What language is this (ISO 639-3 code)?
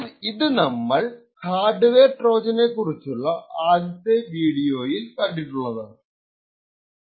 mal